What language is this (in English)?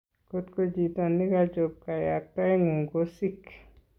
Kalenjin